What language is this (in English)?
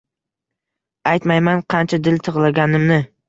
Uzbek